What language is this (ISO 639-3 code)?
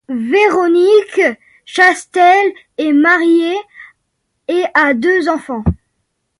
fra